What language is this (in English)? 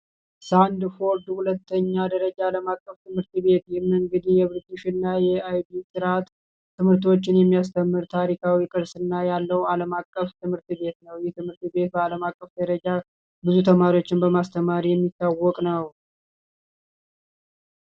Amharic